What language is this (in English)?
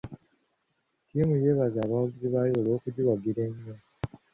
Ganda